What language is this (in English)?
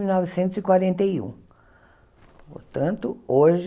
Portuguese